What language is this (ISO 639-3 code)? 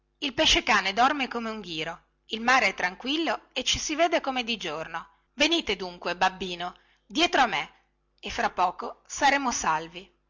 ita